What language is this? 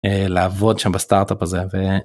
Hebrew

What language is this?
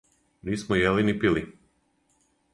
Serbian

